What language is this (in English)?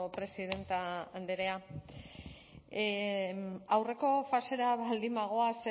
Basque